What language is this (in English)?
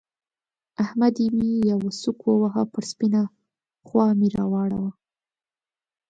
Pashto